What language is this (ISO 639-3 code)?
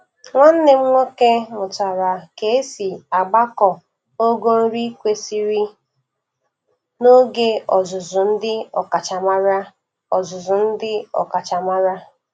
ibo